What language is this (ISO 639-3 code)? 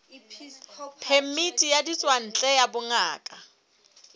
sot